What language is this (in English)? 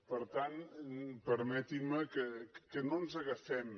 Catalan